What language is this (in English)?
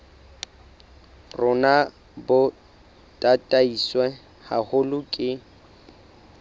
Southern Sotho